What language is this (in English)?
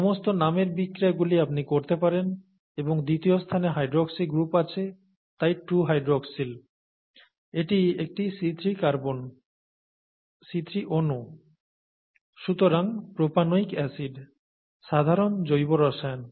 Bangla